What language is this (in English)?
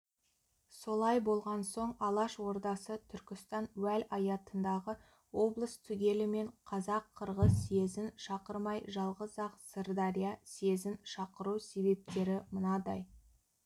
Kazakh